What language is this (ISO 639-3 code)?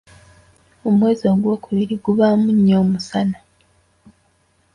lug